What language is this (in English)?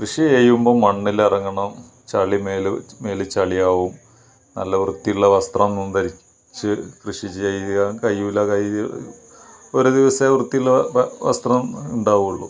Malayalam